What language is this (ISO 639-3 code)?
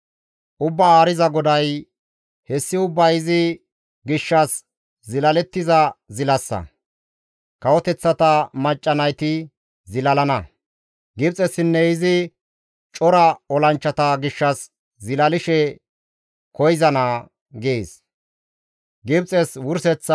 gmv